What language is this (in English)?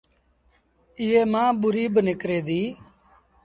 Sindhi Bhil